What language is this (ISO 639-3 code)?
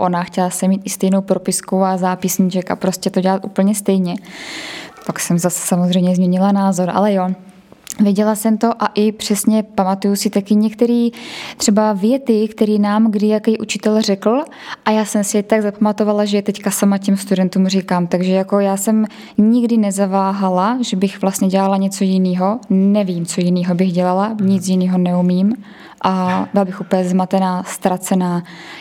ces